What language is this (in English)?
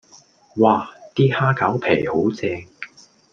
Cantonese